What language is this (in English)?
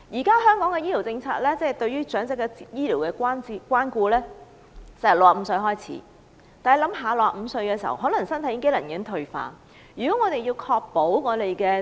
Cantonese